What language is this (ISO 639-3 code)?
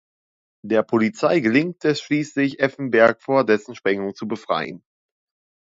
deu